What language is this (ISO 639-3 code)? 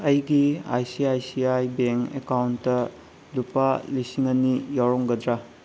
mni